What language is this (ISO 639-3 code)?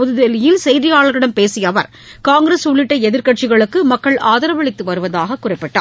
tam